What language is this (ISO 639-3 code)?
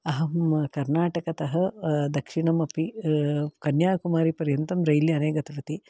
san